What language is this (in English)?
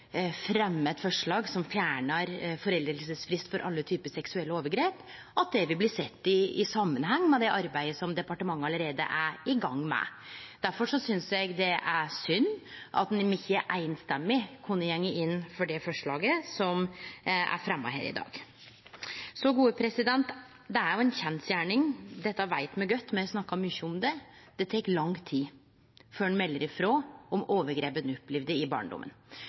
Norwegian Nynorsk